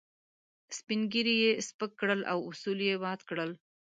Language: Pashto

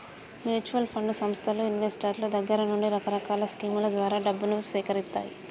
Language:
Telugu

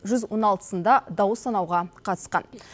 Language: Kazakh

